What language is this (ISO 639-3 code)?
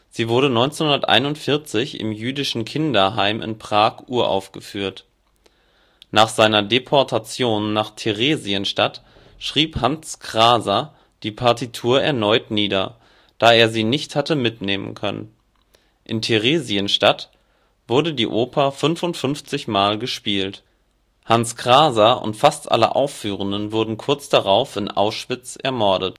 deu